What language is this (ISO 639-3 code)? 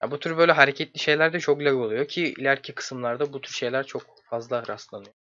tur